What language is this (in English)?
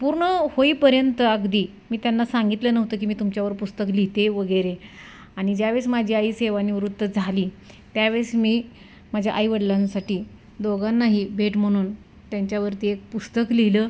Marathi